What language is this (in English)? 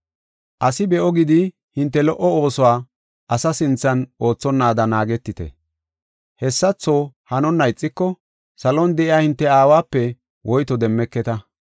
Gofa